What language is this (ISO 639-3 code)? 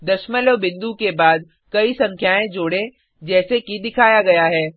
hin